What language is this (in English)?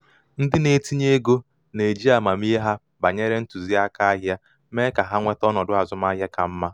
Igbo